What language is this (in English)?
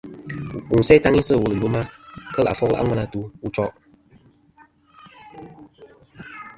Kom